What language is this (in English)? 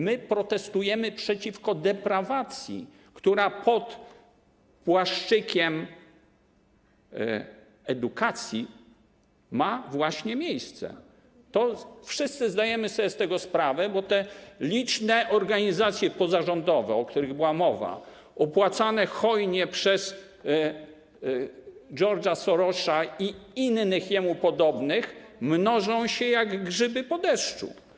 Polish